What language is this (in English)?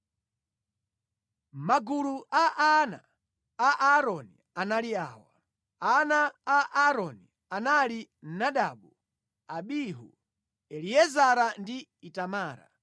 Nyanja